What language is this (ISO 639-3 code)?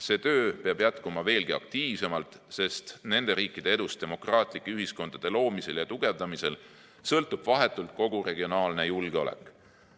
est